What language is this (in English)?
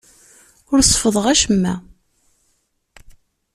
Kabyle